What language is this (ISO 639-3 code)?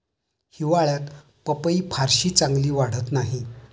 mar